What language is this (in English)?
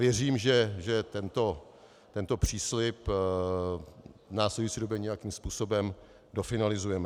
Czech